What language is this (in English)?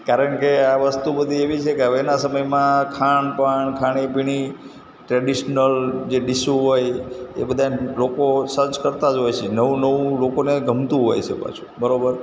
Gujarati